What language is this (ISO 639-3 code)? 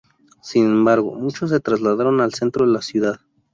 spa